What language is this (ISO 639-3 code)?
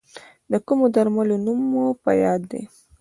pus